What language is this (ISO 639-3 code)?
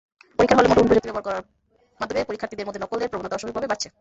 ben